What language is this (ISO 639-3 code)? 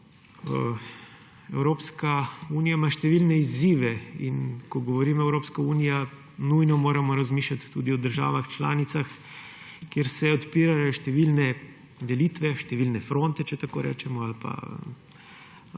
slv